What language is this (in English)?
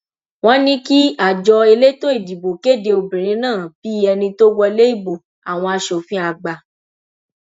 Yoruba